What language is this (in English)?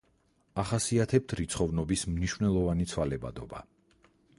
Georgian